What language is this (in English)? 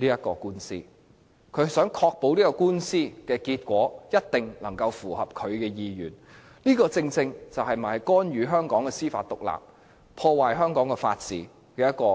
Cantonese